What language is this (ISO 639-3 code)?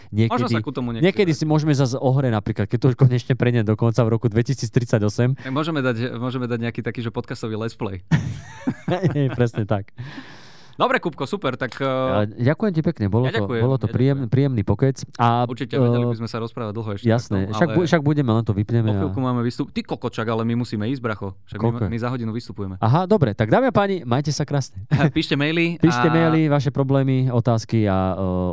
slk